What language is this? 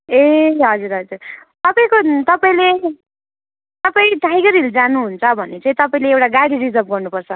Nepali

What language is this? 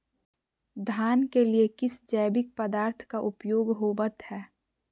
Magahi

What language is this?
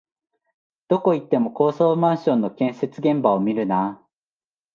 Japanese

